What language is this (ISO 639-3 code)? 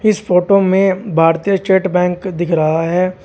hin